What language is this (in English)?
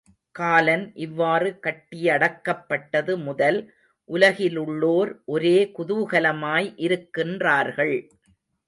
Tamil